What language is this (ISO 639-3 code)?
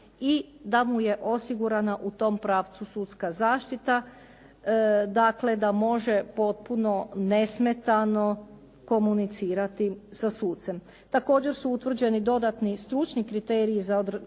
hrv